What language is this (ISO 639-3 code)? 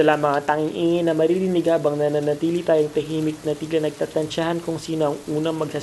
fil